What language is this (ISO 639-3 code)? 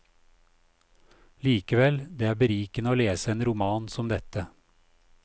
nor